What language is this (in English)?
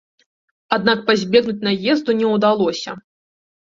Belarusian